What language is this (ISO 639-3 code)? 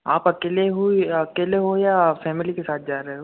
hin